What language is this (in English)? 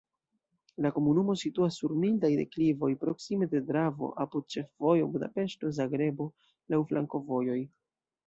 Esperanto